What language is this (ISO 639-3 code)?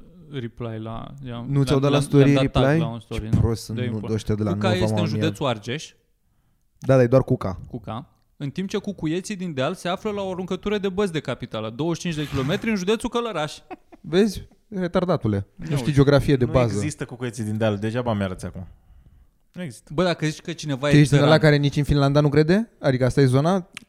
ron